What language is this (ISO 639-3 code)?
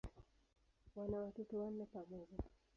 swa